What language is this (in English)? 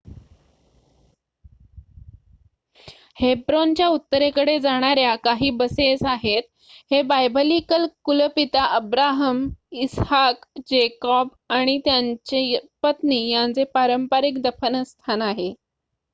Marathi